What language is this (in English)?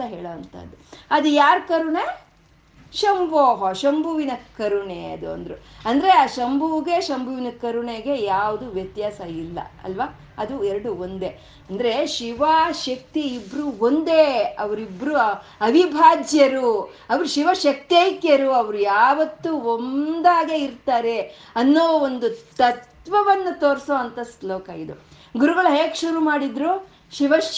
Kannada